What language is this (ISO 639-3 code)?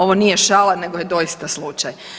hrv